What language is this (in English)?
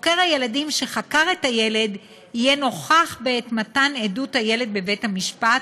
Hebrew